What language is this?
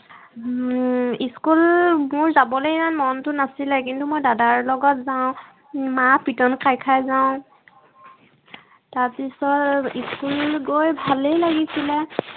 Assamese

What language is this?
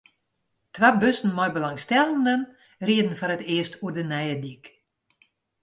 Western Frisian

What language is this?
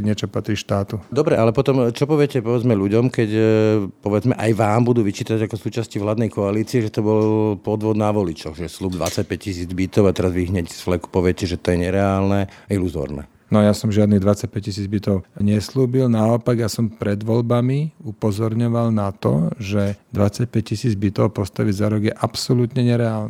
Slovak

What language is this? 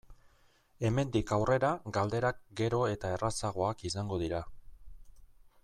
Basque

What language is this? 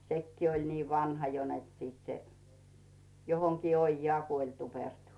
Finnish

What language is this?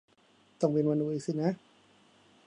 Thai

